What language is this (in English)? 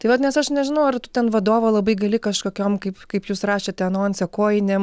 Lithuanian